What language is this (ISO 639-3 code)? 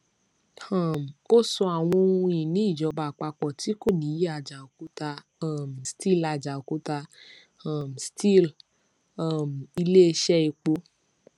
yor